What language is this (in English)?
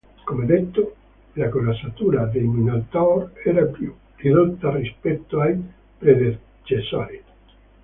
Italian